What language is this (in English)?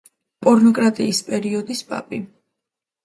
Georgian